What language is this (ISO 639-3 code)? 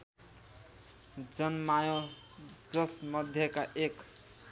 nep